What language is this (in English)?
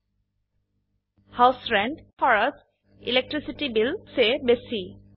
Assamese